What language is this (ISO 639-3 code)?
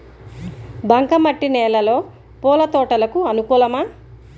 tel